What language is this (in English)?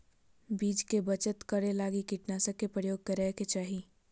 Magahi